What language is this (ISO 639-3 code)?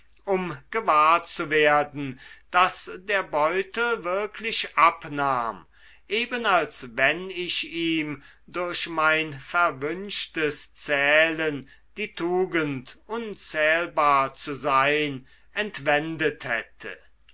deu